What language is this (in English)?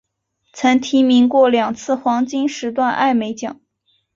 Chinese